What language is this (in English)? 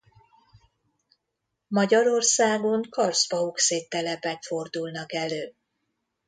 Hungarian